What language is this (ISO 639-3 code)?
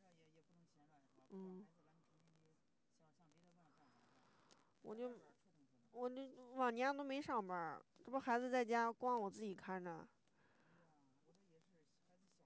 zho